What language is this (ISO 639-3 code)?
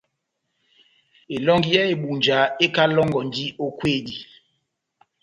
bnm